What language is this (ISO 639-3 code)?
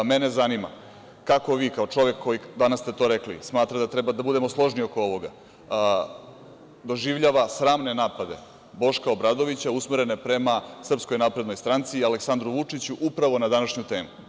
srp